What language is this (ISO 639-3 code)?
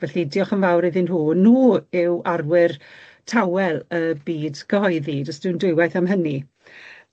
cym